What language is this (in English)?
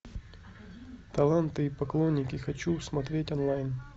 Russian